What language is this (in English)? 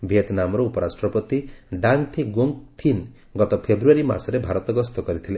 Odia